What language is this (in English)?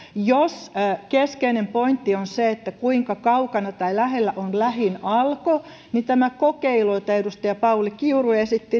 Finnish